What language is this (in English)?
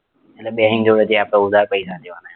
Gujarati